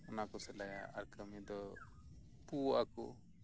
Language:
Santali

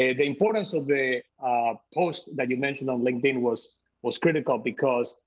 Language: English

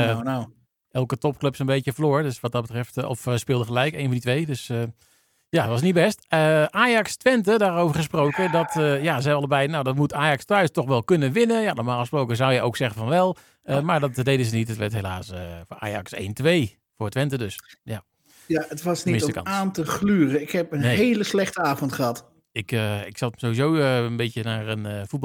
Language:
Dutch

